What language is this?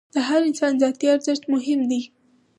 Pashto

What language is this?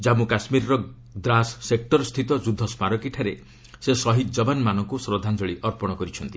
Odia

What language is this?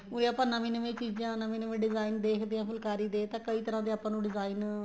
Punjabi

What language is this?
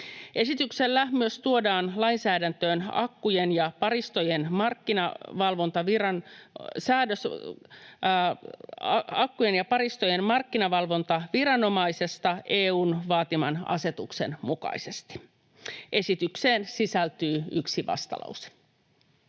Finnish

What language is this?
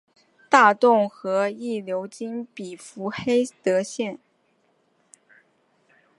Chinese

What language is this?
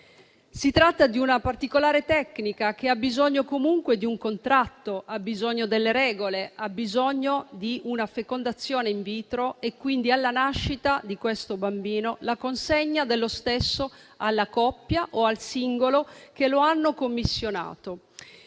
Italian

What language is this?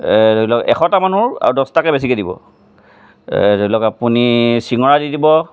Assamese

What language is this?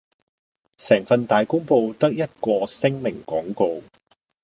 Cantonese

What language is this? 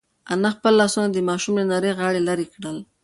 Pashto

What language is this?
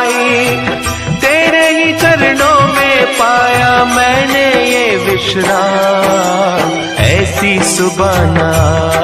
Hindi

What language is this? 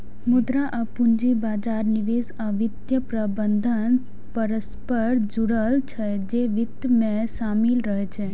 Maithili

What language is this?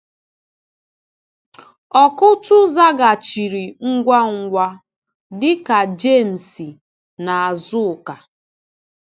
Igbo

